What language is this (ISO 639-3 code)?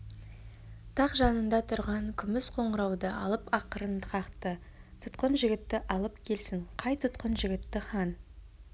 kaz